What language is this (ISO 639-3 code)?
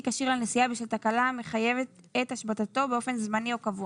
heb